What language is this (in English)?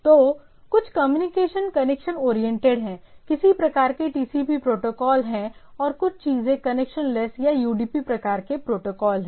Hindi